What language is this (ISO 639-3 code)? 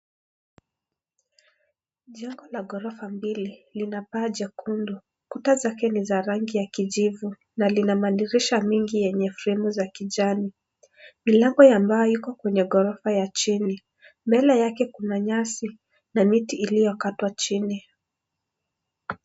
swa